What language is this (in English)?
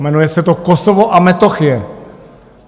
Czech